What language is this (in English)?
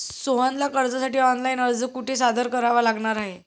Marathi